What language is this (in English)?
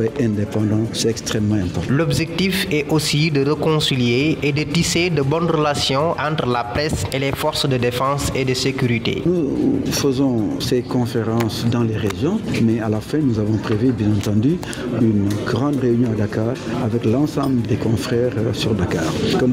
French